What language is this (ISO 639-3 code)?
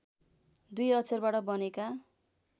nep